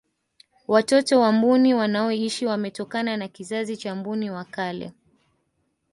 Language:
Swahili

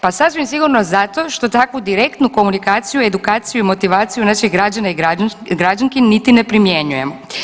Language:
Croatian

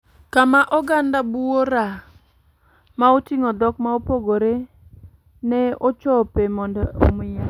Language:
Luo (Kenya and Tanzania)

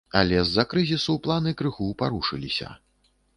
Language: Belarusian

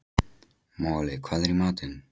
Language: Icelandic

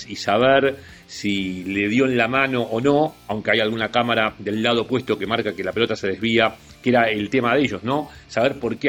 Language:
Spanish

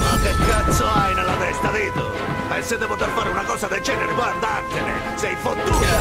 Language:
Italian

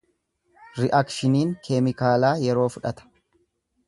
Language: Oromo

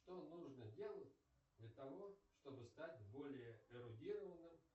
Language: Russian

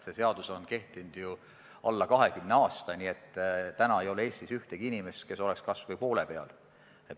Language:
Estonian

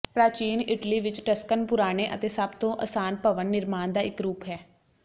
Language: Punjabi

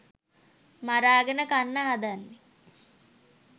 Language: Sinhala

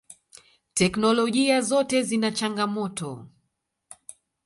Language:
Swahili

